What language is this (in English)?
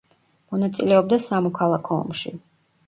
Georgian